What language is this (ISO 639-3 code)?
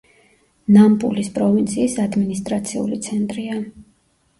kat